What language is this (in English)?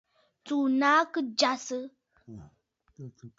Bafut